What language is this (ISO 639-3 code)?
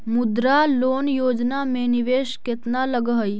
mag